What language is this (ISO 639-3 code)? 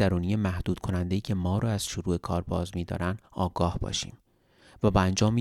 fas